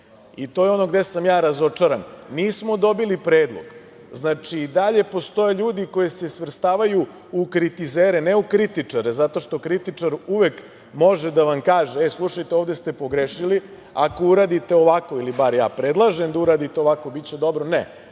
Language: Serbian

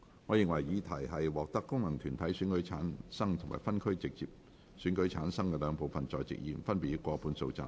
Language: Cantonese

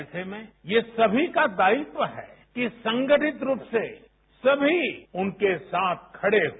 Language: Hindi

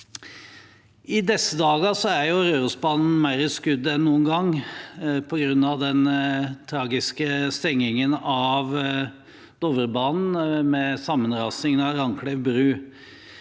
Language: Norwegian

